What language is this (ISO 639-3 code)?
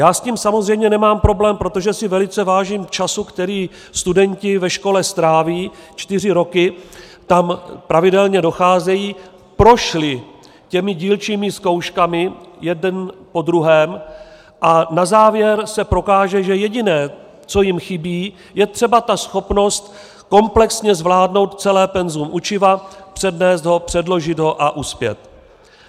ces